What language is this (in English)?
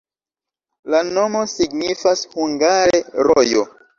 Esperanto